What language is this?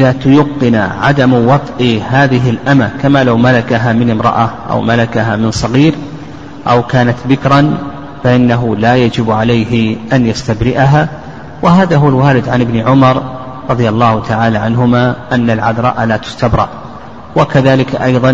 Arabic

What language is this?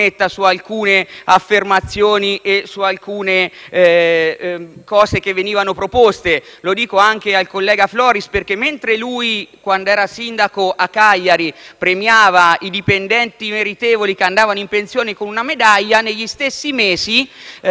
Italian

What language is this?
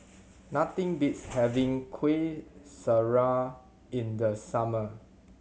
English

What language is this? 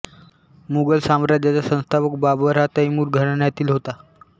Marathi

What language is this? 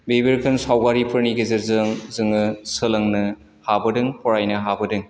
Bodo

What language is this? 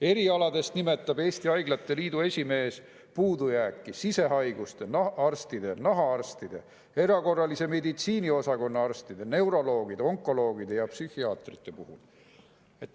Estonian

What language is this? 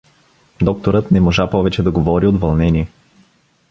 Bulgarian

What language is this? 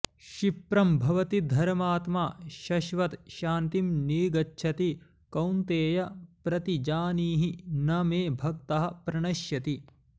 Sanskrit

